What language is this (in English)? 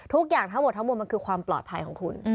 Thai